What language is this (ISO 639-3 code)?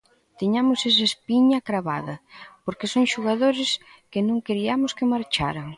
glg